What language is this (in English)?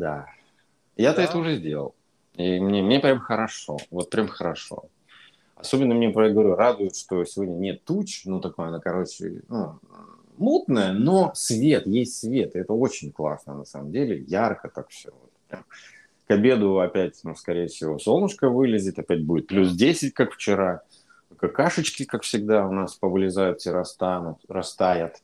Russian